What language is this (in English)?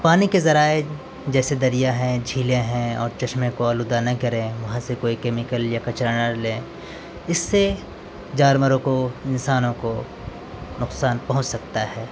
Urdu